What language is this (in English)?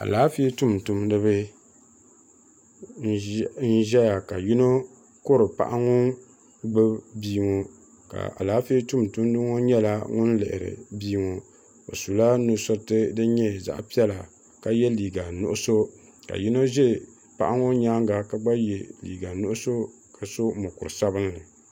Dagbani